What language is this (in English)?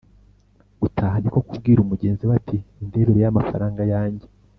Kinyarwanda